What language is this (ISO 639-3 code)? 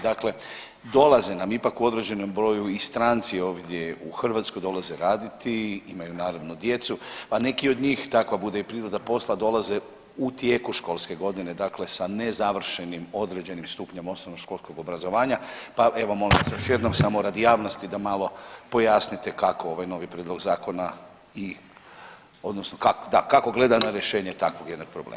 hrv